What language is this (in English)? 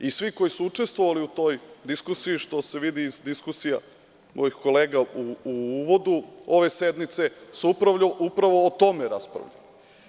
Serbian